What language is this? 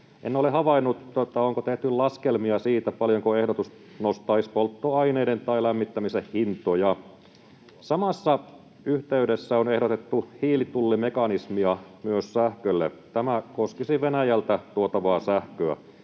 Finnish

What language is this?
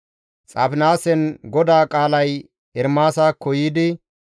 Gamo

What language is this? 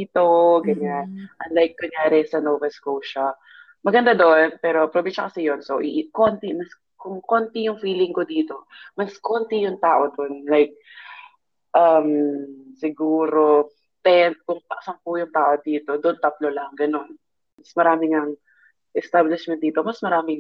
Filipino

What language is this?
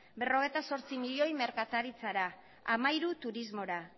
Basque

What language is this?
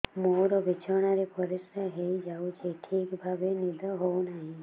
Odia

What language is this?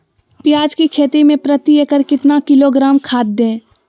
Magahi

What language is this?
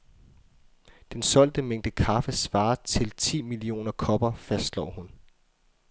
Danish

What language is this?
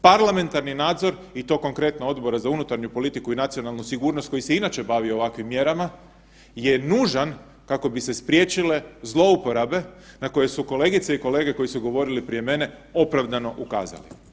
Croatian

